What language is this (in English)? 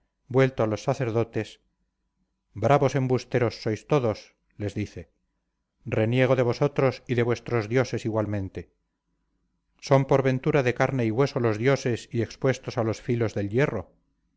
Spanish